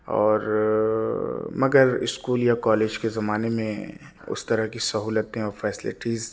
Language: Urdu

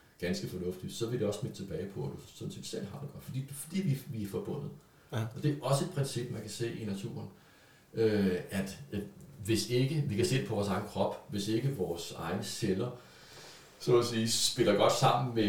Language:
Danish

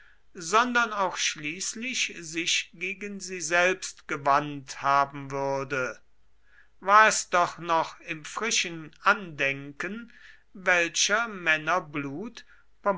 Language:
German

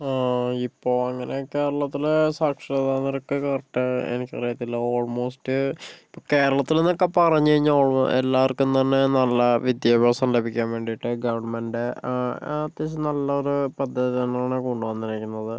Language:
Malayalam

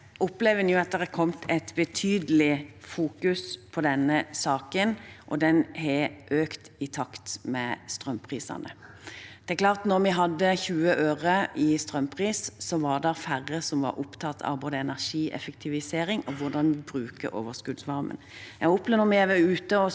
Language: Norwegian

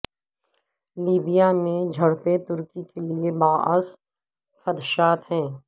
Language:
Urdu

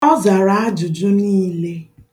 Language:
Igbo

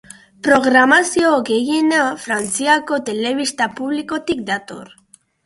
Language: Basque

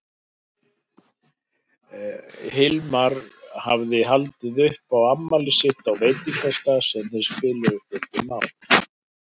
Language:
Icelandic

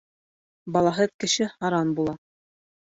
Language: Bashkir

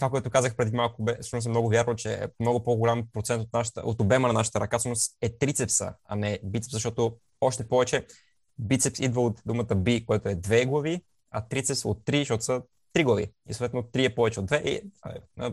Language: Bulgarian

